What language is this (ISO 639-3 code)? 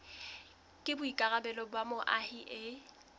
sot